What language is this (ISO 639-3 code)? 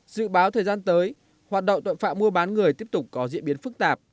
vie